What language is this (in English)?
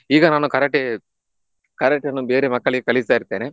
Kannada